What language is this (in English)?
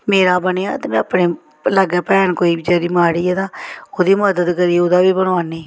Dogri